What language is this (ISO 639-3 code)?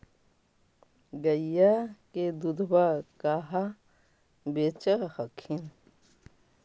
mag